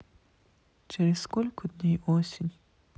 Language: Russian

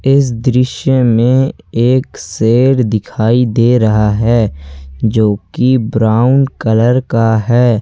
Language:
Hindi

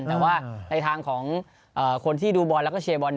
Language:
Thai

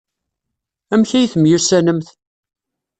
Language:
Kabyle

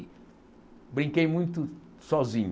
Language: Portuguese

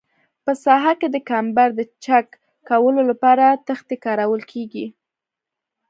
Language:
Pashto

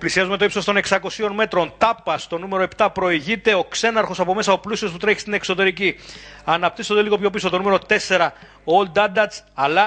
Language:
Greek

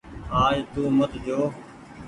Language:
Goaria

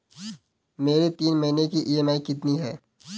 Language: Hindi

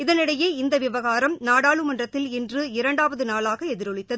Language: Tamil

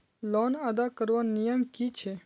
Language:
Magahi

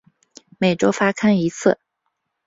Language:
Chinese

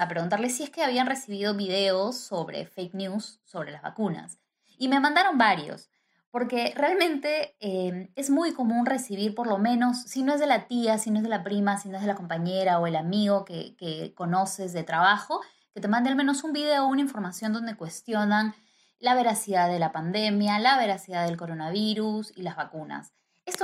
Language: Spanish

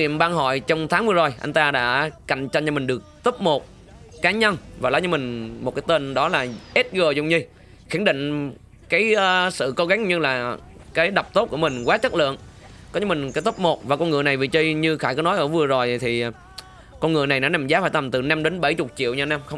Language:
Vietnamese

